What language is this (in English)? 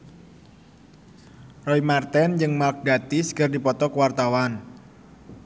Sundanese